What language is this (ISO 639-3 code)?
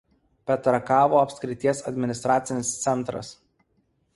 lit